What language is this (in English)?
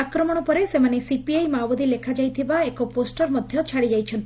Odia